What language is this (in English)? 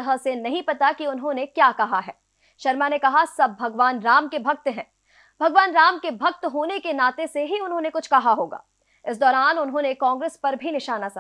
Hindi